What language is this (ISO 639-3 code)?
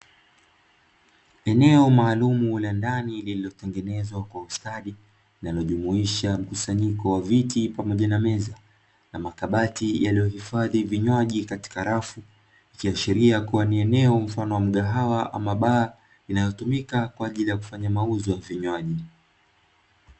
swa